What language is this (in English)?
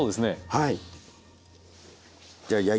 Japanese